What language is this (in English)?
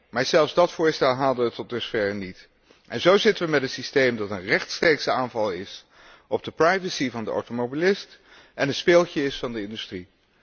Dutch